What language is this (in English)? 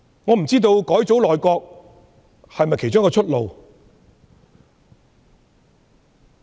Cantonese